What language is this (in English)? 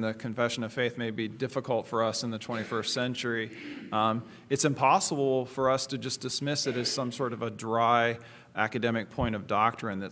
English